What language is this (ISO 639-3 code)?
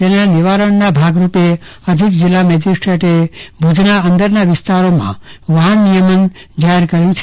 guj